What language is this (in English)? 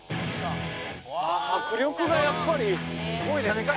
Japanese